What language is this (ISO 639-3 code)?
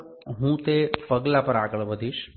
guj